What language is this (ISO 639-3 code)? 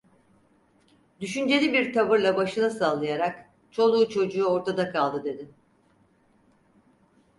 tur